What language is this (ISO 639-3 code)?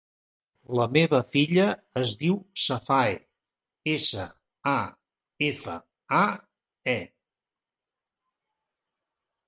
cat